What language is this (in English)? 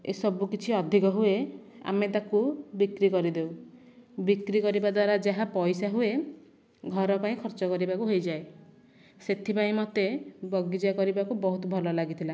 Odia